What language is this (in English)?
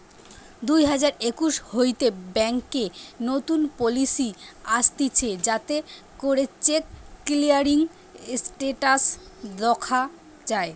Bangla